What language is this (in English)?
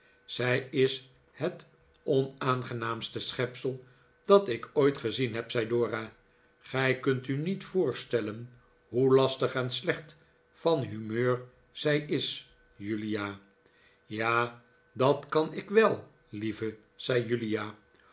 Dutch